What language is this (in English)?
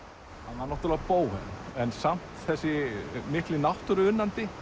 Icelandic